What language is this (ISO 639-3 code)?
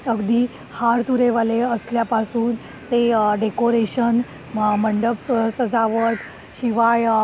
mar